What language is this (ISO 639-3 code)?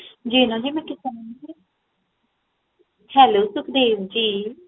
pan